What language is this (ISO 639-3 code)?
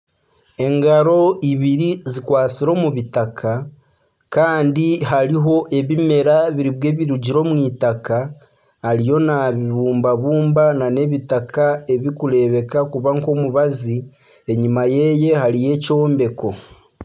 nyn